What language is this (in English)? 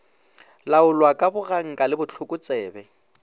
Northern Sotho